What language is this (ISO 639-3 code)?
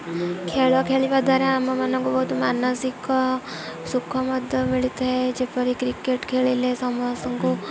ori